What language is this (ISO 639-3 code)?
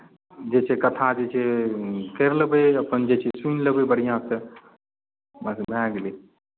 mai